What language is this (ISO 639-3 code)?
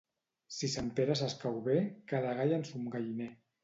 cat